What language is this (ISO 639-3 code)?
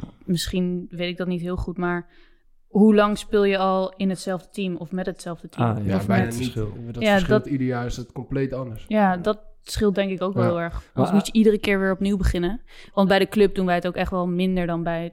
nld